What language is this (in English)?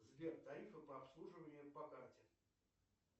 Russian